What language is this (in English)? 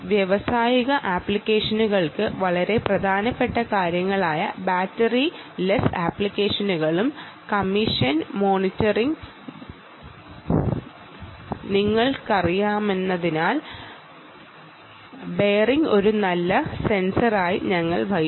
Malayalam